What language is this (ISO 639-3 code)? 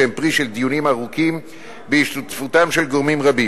heb